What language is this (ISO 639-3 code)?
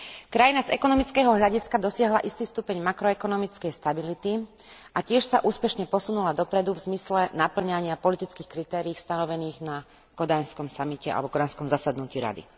slk